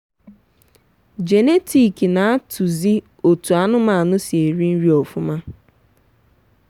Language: Igbo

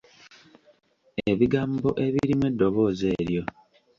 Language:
Ganda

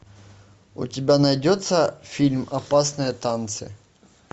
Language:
Russian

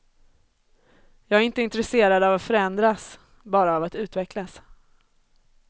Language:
Swedish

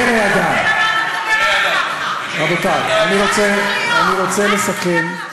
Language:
Hebrew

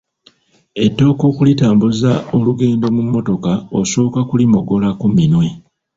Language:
Ganda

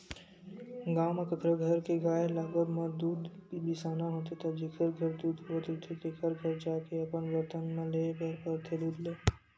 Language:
Chhattisgarhi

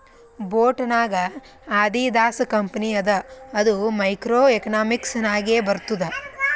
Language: Kannada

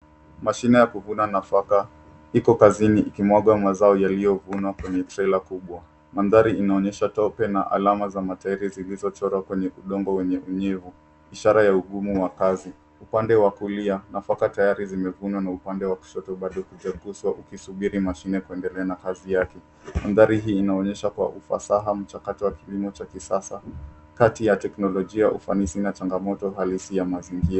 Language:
Swahili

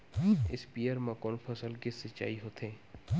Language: Chhattisgarhi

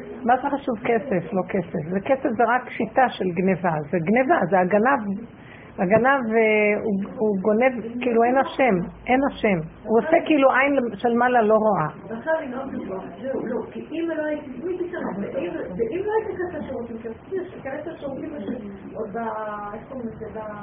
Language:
Hebrew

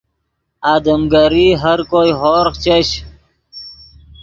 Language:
Yidgha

